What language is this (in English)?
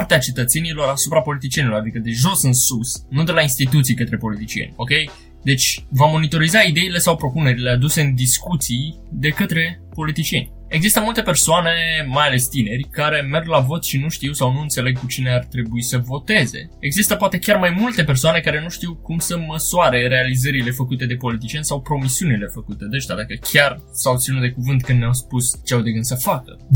Romanian